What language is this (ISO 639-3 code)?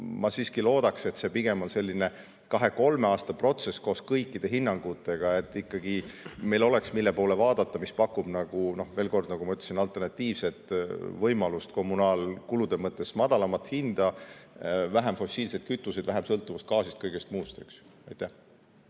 est